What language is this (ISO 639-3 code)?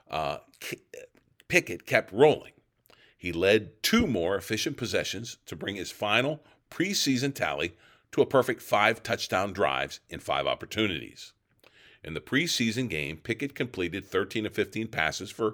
eng